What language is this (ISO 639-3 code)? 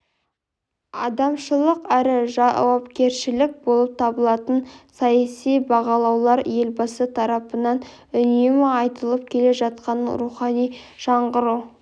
kaz